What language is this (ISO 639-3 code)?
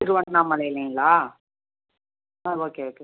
tam